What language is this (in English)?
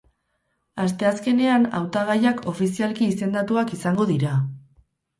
Basque